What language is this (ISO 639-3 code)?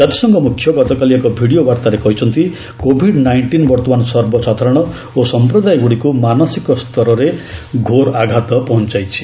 ori